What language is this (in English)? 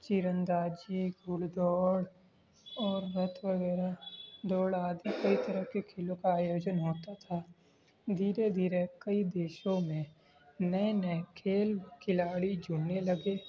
Urdu